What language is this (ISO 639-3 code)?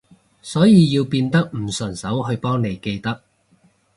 yue